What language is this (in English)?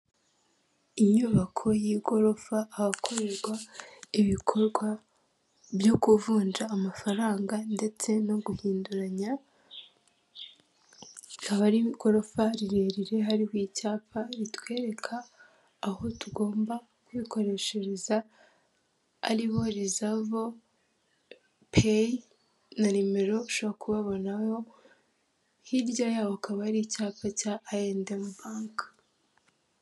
Kinyarwanda